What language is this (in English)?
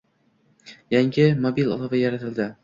Uzbek